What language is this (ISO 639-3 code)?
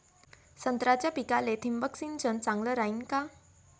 mar